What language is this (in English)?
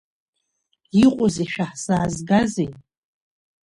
Abkhazian